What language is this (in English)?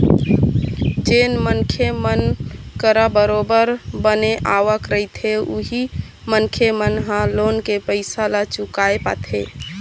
Chhattisgarhi